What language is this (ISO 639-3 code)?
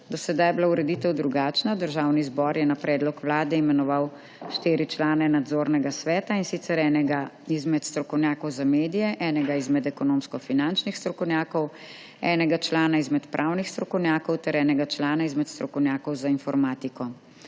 slv